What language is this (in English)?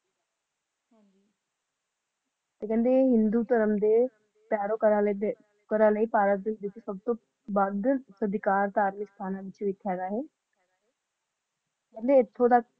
Punjabi